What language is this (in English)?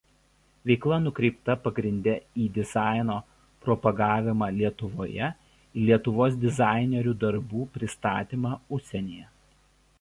Lithuanian